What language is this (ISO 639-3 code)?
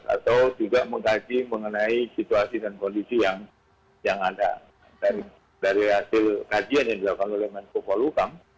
ind